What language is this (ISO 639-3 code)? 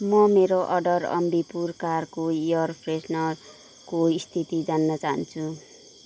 nep